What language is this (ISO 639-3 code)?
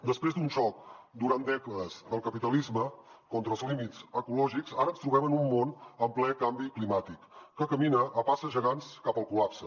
cat